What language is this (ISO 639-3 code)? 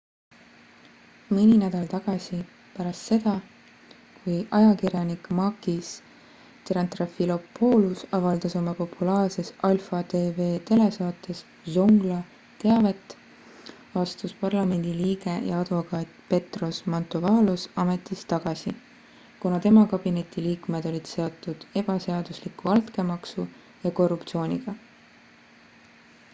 est